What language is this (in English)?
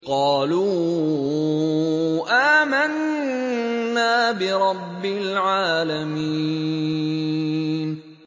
Arabic